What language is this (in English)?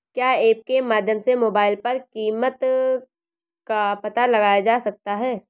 Hindi